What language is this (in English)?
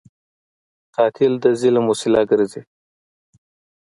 Pashto